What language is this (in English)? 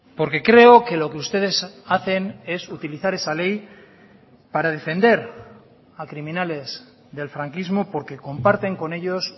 Spanish